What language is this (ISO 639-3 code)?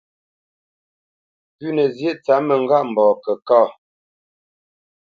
bce